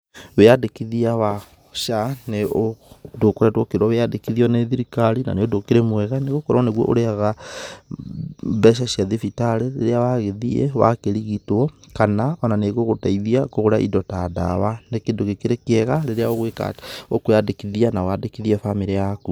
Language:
Kikuyu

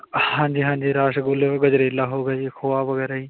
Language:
Punjabi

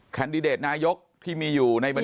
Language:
Thai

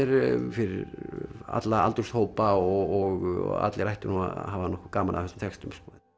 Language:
Icelandic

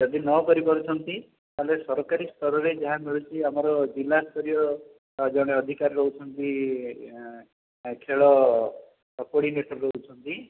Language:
Odia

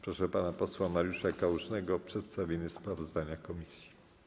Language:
Polish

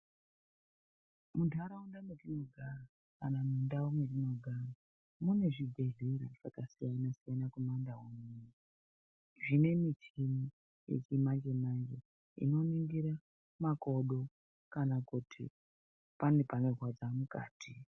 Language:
Ndau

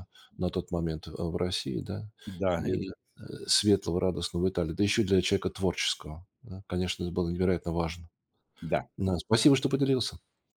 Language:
Russian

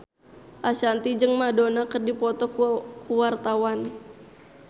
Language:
Sundanese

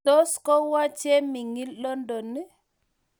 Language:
Kalenjin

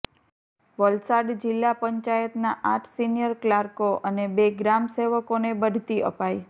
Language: Gujarati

